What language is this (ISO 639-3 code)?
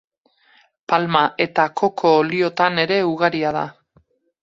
eus